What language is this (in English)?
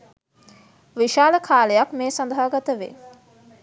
Sinhala